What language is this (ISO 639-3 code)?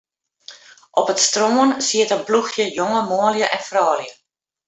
fry